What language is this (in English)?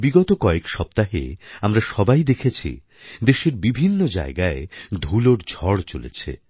Bangla